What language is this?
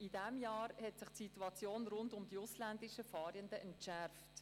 Swiss German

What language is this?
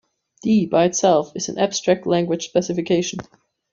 English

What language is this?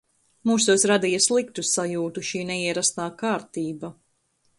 Latvian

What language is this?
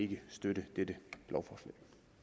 Danish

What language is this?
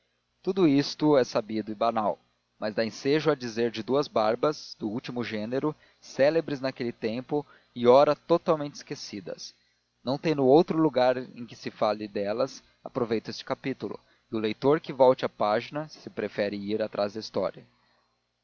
Portuguese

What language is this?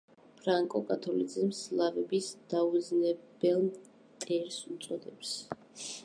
Georgian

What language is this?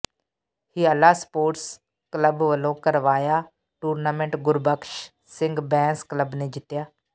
Punjabi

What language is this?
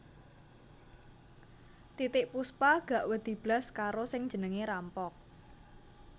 Javanese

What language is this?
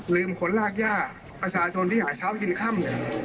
Thai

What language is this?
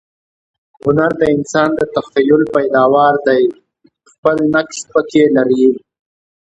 Pashto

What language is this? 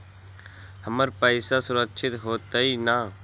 Magahi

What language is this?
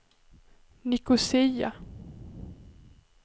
Swedish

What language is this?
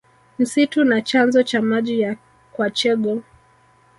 Swahili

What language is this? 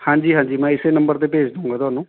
Punjabi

